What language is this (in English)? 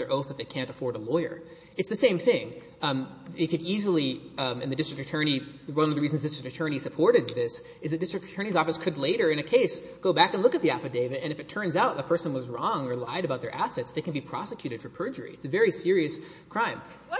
English